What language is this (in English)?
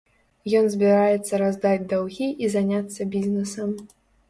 Belarusian